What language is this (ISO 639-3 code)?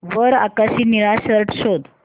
mar